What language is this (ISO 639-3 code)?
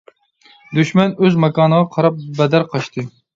uig